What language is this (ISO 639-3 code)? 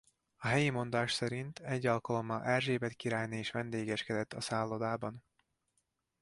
hun